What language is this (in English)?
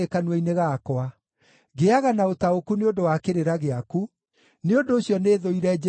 Kikuyu